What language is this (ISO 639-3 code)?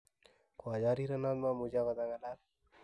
kln